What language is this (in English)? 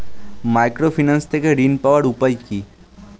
Bangla